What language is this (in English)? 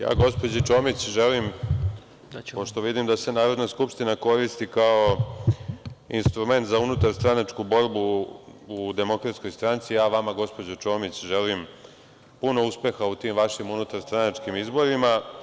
Serbian